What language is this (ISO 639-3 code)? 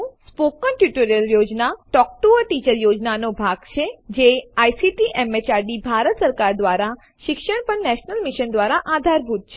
guj